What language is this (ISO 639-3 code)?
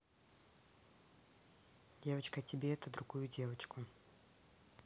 rus